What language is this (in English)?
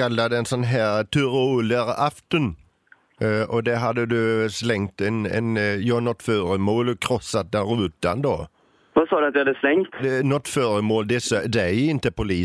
Swedish